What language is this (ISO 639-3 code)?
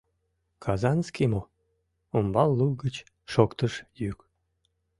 chm